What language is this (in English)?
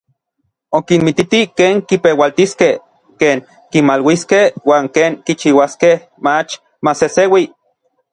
Orizaba Nahuatl